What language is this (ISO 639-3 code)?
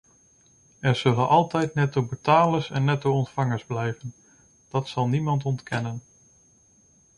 nld